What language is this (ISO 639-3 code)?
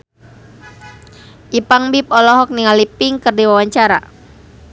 sun